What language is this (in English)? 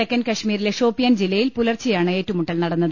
Malayalam